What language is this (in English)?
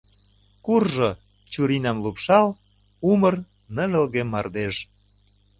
Mari